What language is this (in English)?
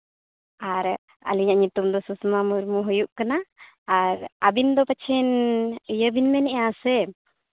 Santali